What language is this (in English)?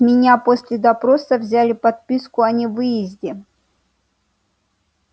Russian